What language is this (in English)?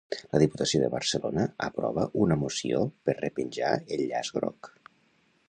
Catalan